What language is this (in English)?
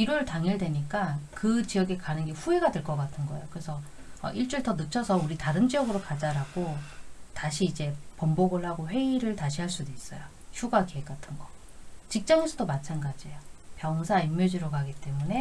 Korean